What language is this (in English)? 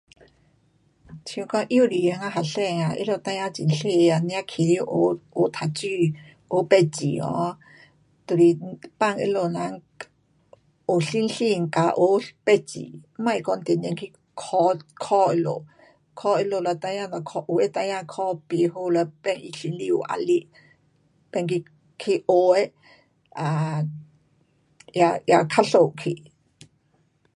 Pu-Xian Chinese